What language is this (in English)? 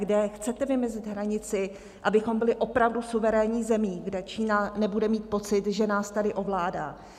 Czech